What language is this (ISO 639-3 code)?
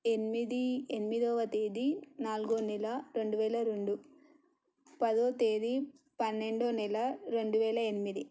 tel